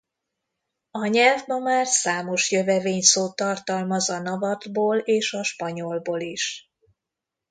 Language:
Hungarian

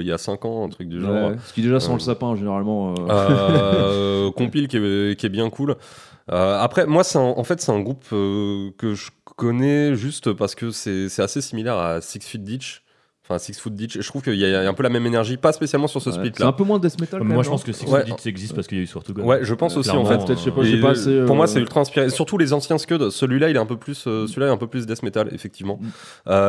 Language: French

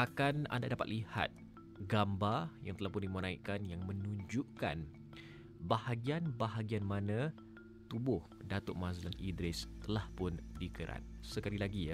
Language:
Malay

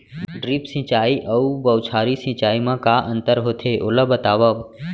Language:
Chhattisgarhi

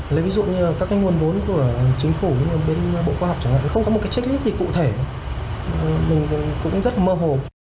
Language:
Vietnamese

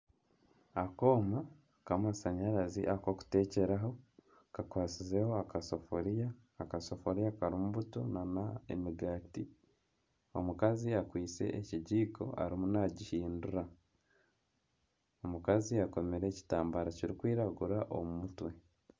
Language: Nyankole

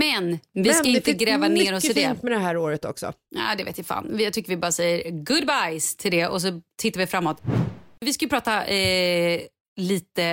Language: Swedish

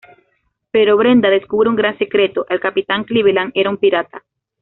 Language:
Spanish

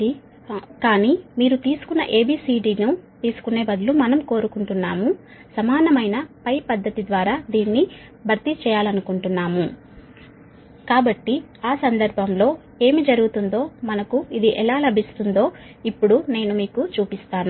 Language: Telugu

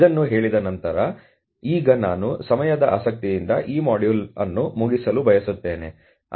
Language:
Kannada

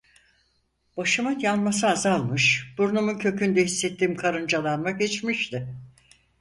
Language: Turkish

